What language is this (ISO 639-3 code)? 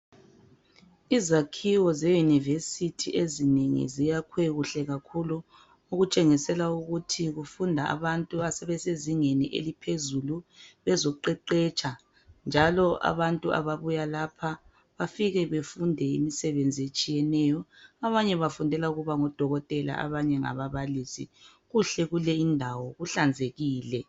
nde